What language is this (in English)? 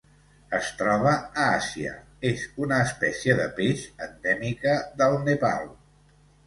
Catalan